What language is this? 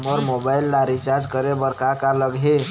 Chhattisgarhi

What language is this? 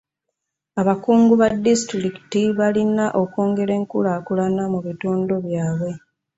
Ganda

